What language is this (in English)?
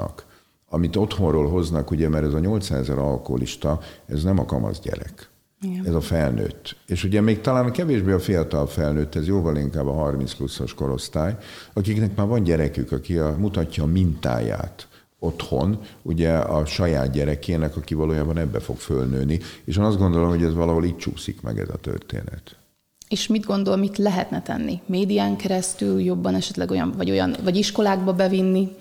Hungarian